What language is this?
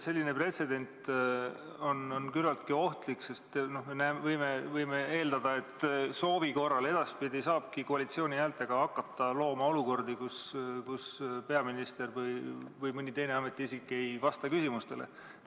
Estonian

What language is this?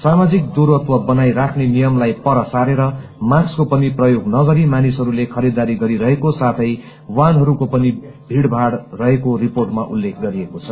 Nepali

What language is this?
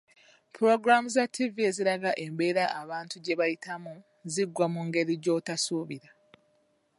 Ganda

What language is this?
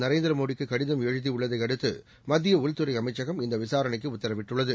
Tamil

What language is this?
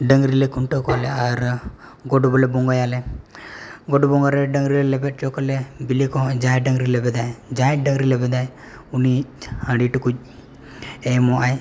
Santali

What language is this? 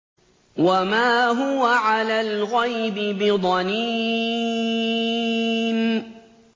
Arabic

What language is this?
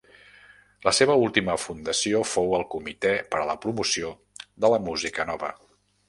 Catalan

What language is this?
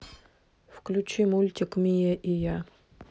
Russian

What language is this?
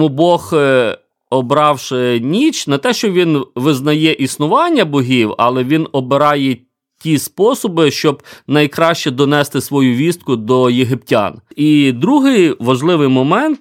Ukrainian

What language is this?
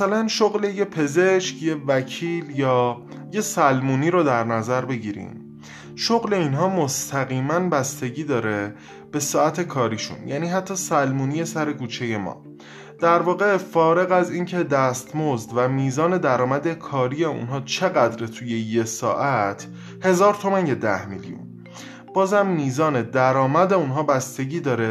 Persian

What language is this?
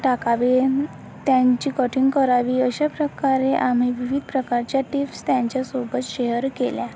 Marathi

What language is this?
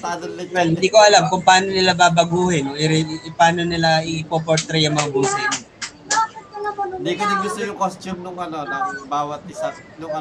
Filipino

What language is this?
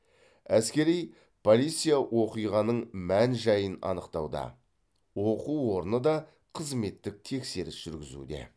Kazakh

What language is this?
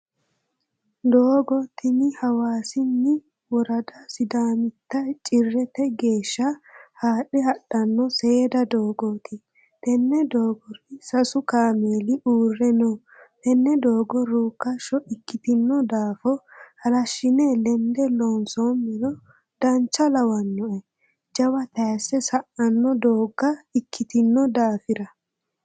Sidamo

